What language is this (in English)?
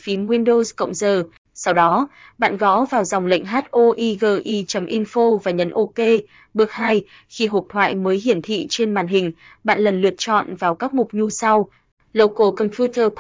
Vietnamese